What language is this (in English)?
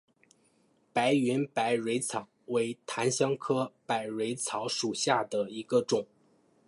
Chinese